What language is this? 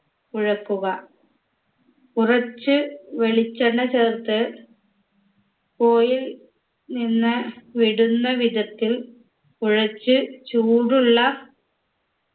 Malayalam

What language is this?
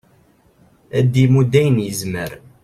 Kabyle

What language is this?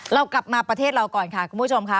Thai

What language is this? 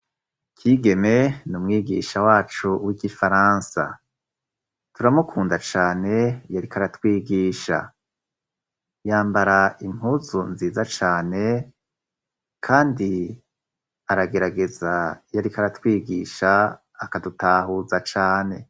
Rundi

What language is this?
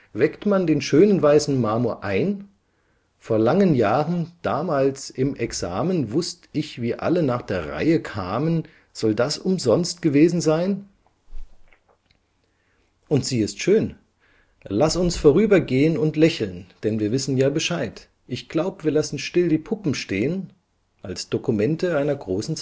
German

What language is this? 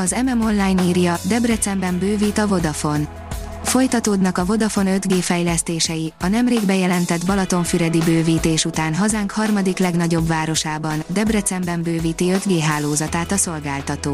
Hungarian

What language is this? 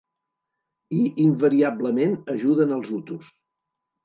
Catalan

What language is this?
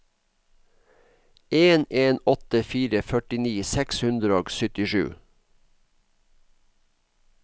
Norwegian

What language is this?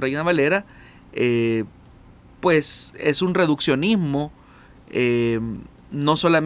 Spanish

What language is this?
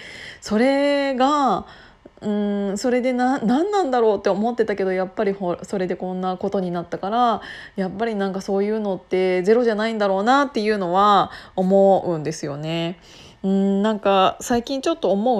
Japanese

